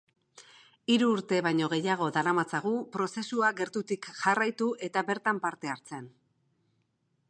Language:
Basque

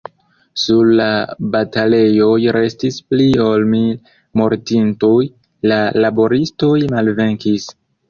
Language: Esperanto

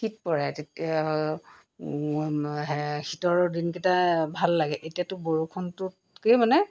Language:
Assamese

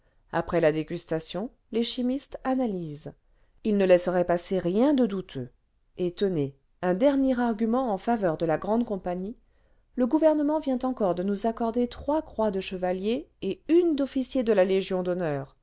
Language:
French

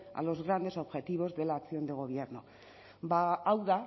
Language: Spanish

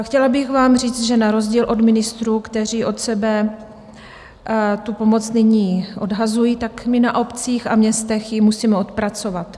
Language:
Czech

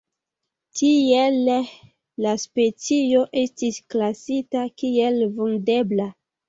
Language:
Esperanto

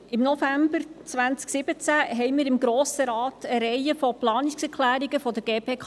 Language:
Swiss German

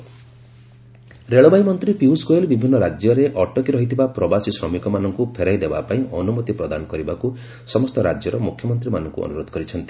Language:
Odia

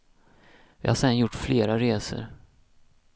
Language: Swedish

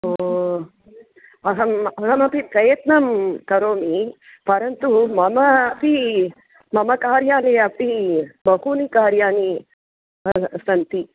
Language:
Sanskrit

